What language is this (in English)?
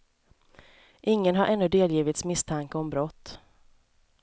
Swedish